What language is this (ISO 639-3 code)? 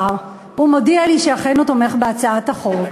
heb